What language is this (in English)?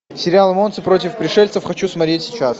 Russian